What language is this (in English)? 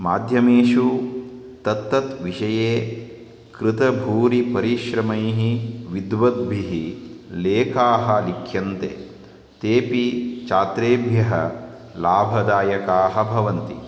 Sanskrit